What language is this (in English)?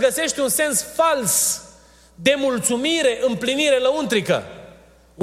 Romanian